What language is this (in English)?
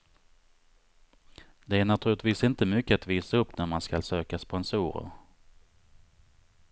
Swedish